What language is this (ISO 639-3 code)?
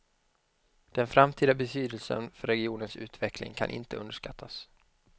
swe